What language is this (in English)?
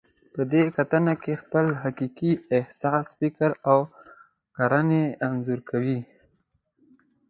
Pashto